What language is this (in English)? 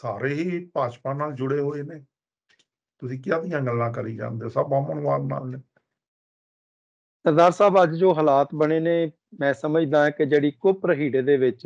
Punjabi